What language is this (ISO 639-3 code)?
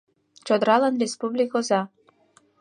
chm